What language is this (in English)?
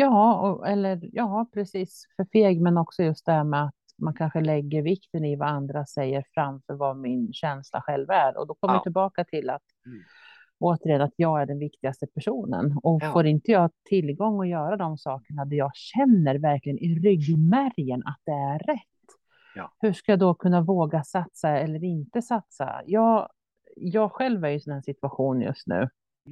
Swedish